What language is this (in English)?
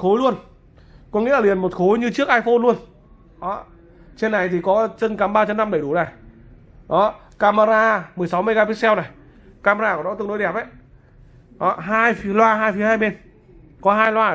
Vietnamese